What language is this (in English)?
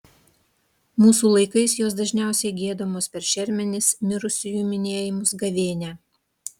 Lithuanian